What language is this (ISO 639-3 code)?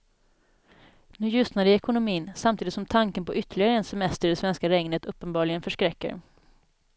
swe